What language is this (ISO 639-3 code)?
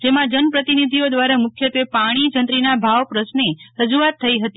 guj